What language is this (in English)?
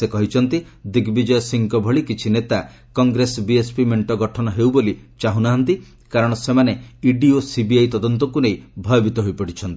Odia